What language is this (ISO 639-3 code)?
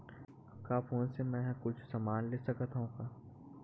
hne